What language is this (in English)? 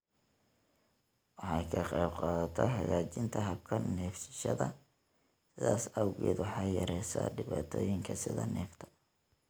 Somali